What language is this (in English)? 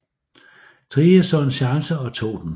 Danish